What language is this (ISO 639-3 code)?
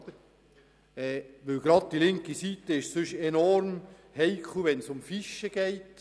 gsw